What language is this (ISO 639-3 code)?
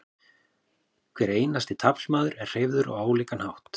isl